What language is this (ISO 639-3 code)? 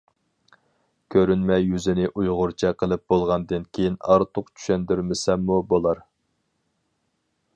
uig